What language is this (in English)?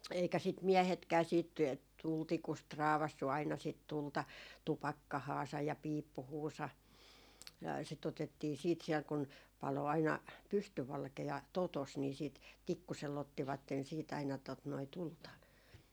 Finnish